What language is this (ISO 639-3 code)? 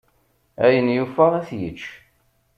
kab